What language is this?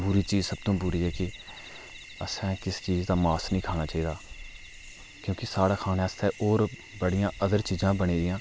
Dogri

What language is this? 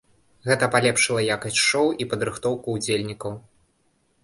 Belarusian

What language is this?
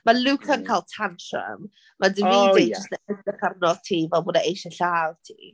Welsh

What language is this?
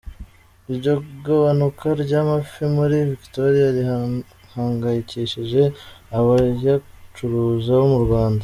Kinyarwanda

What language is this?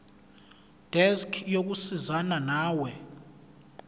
Zulu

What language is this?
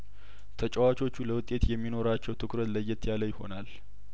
Amharic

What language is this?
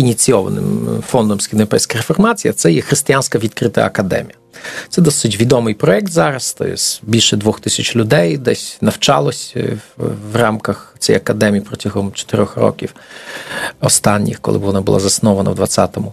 Ukrainian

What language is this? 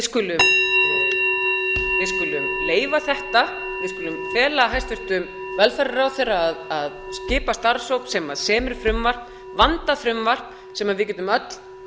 Icelandic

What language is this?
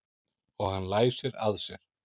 Icelandic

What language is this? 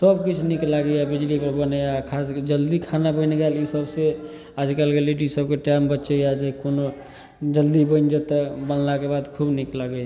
Maithili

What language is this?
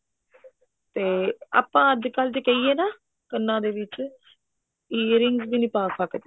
Punjabi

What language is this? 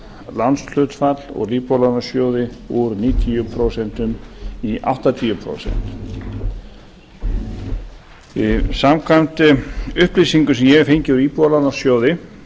Icelandic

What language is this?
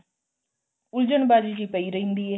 Punjabi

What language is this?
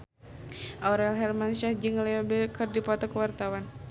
Sundanese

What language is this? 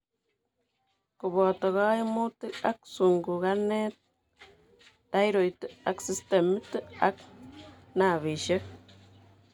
Kalenjin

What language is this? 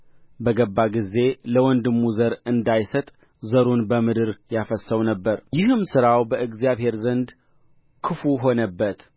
Amharic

